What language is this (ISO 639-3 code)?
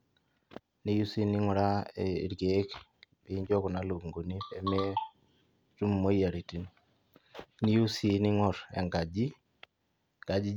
mas